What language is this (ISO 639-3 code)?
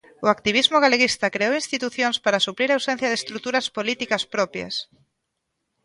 glg